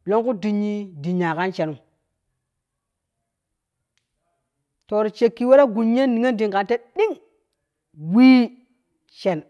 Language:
Kushi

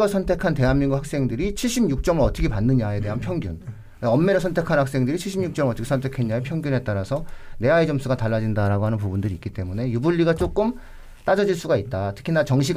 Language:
Korean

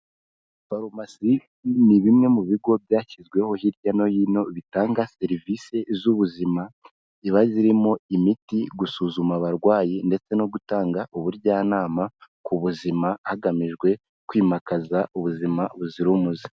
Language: Kinyarwanda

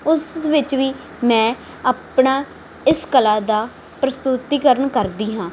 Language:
Punjabi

